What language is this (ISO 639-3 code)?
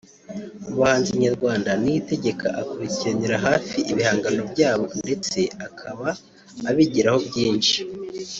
kin